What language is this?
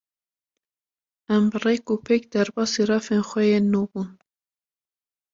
Kurdish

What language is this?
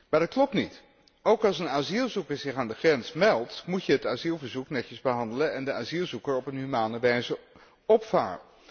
Dutch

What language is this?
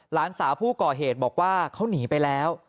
Thai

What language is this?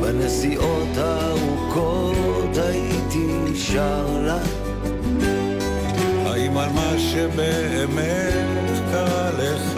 Hebrew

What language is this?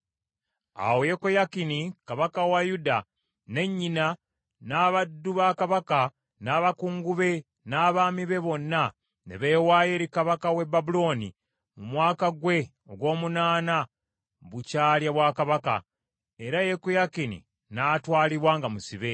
Ganda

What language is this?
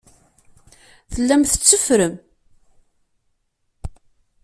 Kabyle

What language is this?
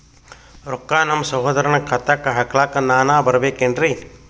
Kannada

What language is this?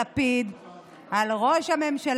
Hebrew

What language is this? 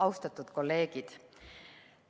Estonian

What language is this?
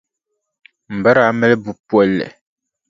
Dagbani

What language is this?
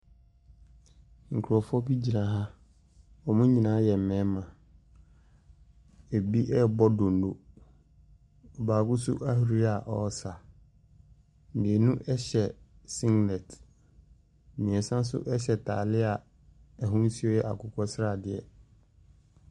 Akan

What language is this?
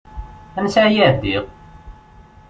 Kabyle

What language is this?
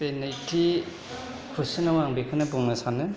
Bodo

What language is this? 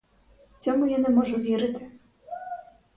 Ukrainian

